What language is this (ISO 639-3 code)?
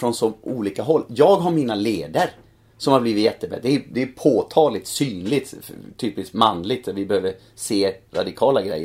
swe